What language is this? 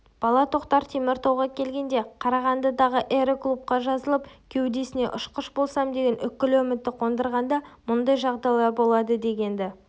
Kazakh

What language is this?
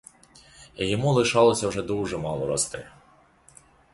Ukrainian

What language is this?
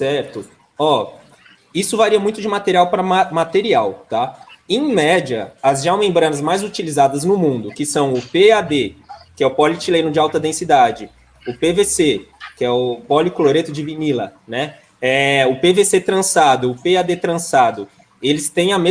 Portuguese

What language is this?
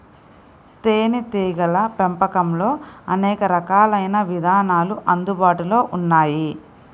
Telugu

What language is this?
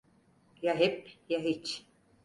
Turkish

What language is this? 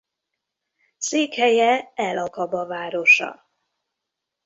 Hungarian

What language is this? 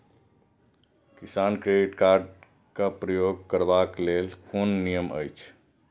Maithili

